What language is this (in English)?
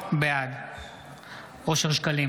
Hebrew